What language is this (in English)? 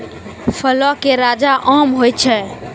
Maithili